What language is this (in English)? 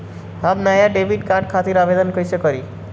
Bhojpuri